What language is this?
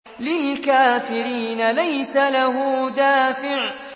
Arabic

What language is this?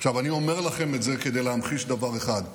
Hebrew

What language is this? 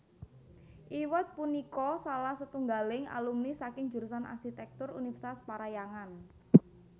Javanese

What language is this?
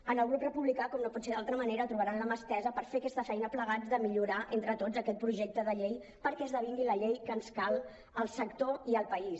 Catalan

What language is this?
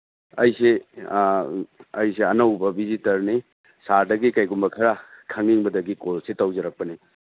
Manipuri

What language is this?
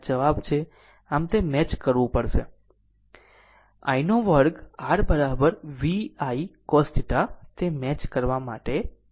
Gujarati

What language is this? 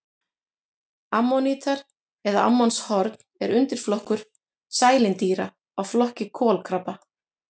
Icelandic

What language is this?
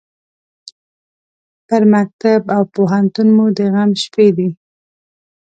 Pashto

